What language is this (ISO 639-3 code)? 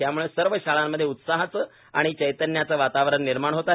mar